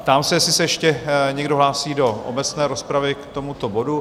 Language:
Czech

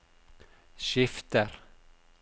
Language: Norwegian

